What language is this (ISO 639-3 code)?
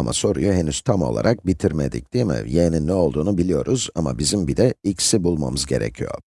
tur